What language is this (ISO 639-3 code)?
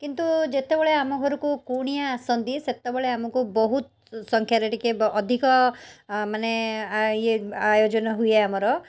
ori